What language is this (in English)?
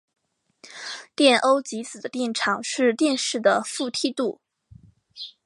Chinese